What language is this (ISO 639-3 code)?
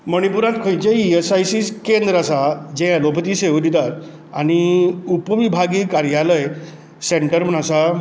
kok